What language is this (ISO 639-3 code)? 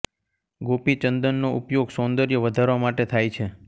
guj